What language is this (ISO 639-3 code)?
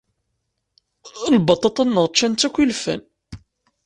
kab